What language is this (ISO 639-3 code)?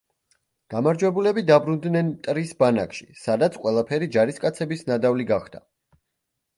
kat